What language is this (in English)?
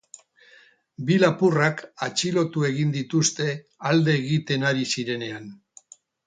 Basque